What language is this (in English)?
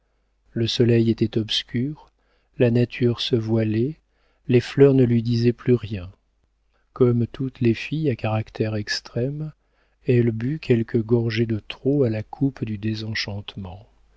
French